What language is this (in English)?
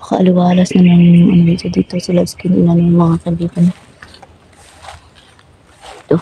Filipino